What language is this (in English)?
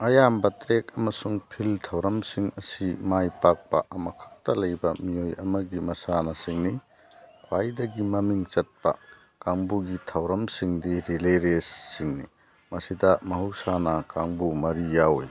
Manipuri